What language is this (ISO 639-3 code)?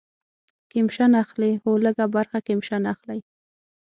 pus